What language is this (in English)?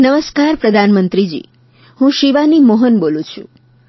Gujarati